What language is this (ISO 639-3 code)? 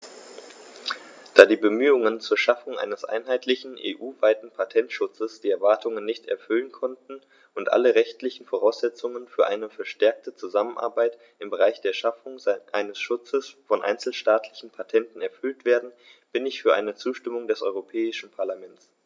deu